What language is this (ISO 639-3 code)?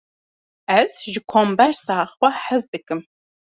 kur